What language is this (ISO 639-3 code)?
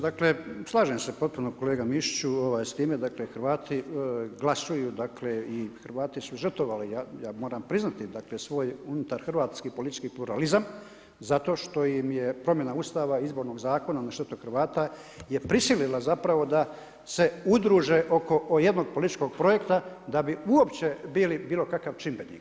hrv